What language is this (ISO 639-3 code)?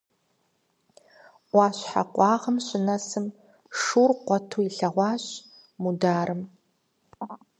kbd